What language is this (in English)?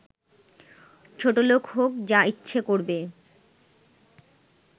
Bangla